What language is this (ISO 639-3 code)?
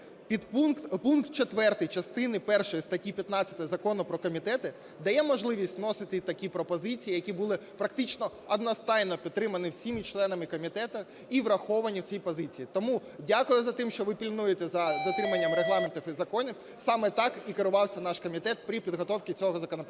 ukr